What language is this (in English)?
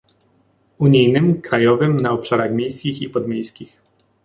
Polish